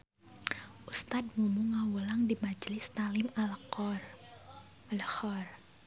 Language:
Sundanese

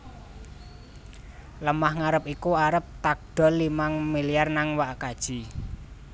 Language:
Javanese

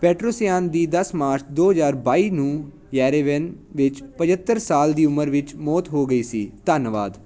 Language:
Punjabi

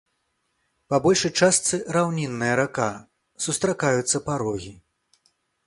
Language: Belarusian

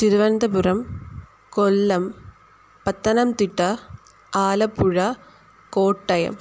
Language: Sanskrit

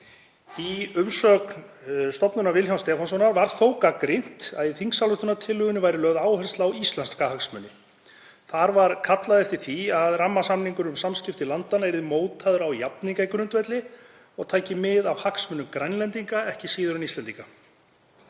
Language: Icelandic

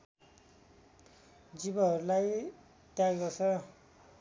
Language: Nepali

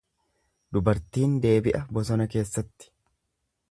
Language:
Oromo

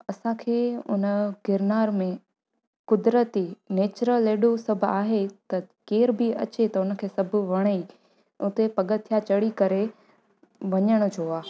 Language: Sindhi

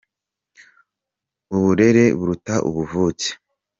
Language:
Kinyarwanda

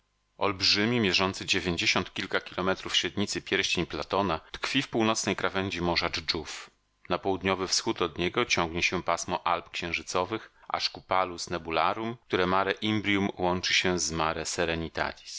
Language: Polish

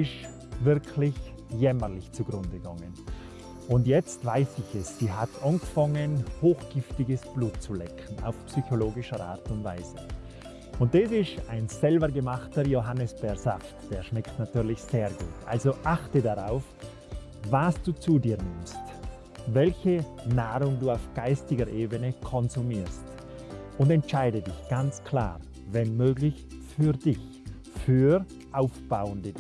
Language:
German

